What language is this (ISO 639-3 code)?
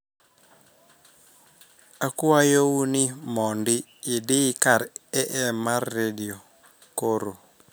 luo